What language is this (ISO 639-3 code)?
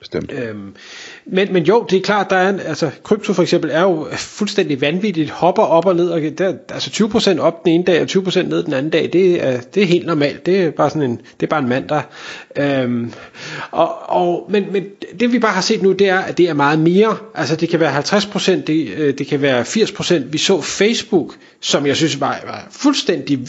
dan